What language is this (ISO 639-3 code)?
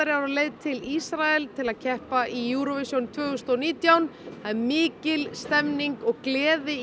isl